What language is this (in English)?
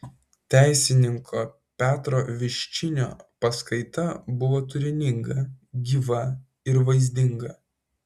Lithuanian